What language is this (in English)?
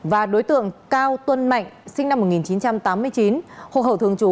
Vietnamese